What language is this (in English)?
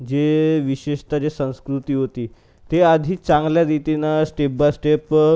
Marathi